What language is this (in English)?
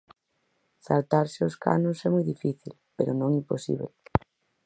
Galician